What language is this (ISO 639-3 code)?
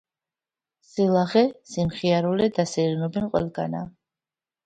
kat